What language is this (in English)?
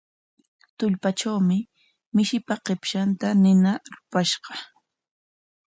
Corongo Ancash Quechua